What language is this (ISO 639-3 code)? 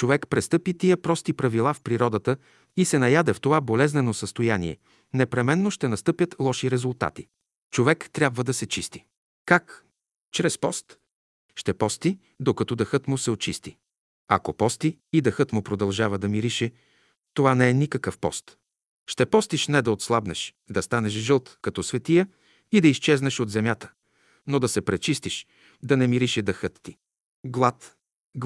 bul